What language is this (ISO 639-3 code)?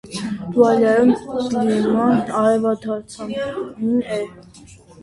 hye